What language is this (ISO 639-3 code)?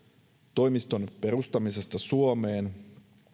fin